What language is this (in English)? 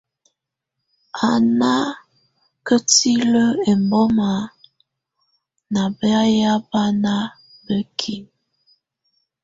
Tunen